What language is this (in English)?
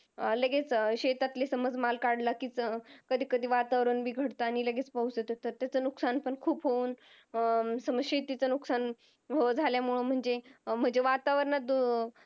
Marathi